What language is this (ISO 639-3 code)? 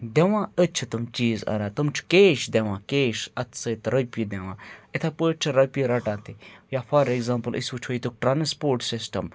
kas